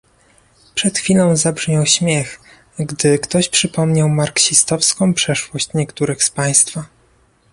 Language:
Polish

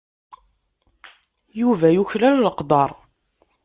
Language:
Kabyle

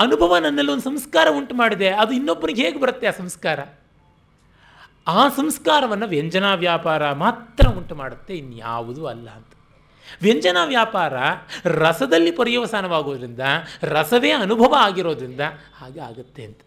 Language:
Kannada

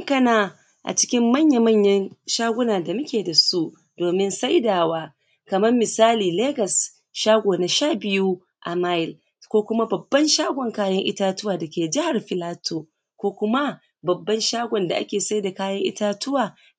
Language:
Hausa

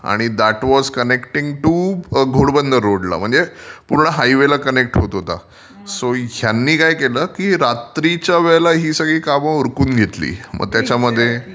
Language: Marathi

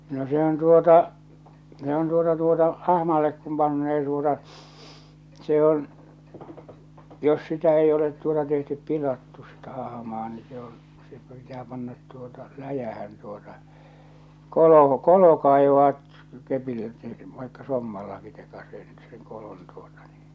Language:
Finnish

